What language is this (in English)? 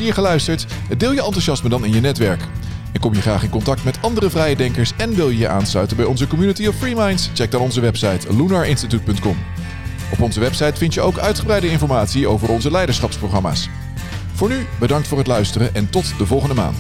Dutch